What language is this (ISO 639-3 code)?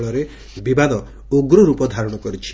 ori